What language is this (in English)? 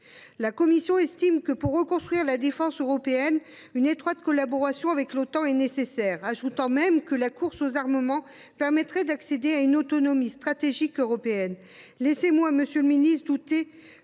French